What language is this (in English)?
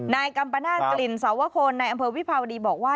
Thai